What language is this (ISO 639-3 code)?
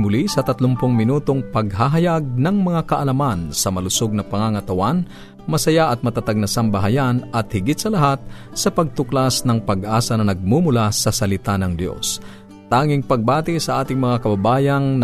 fil